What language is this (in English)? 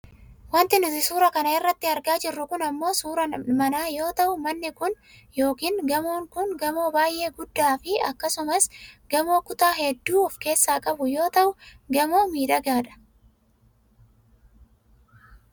Oromo